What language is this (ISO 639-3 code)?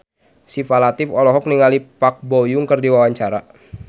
sun